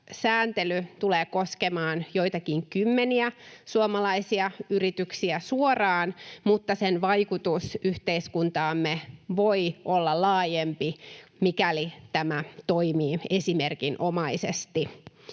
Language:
Finnish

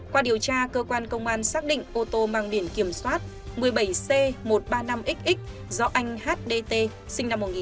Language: Vietnamese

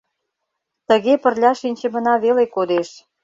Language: Mari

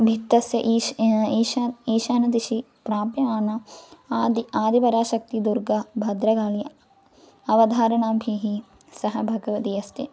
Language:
Sanskrit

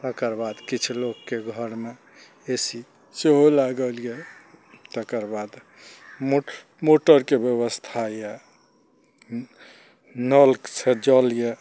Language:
Maithili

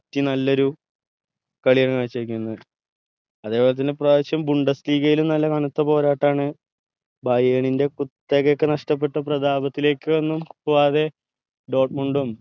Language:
Malayalam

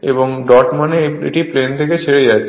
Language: Bangla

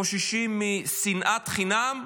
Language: Hebrew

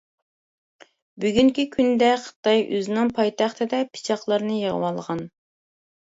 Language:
Uyghur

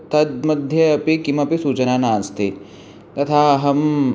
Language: Sanskrit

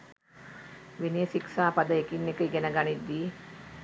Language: Sinhala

